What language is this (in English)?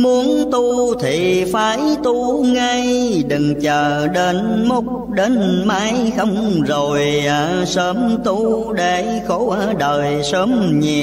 Vietnamese